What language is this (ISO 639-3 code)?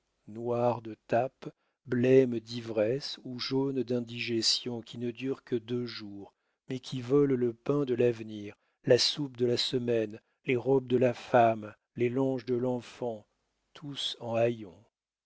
fra